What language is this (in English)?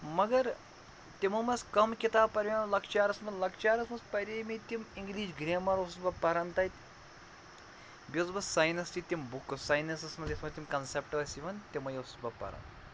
Kashmiri